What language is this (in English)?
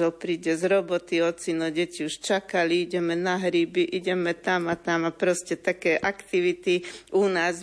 Slovak